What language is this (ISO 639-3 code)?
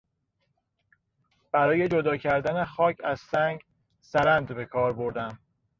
fas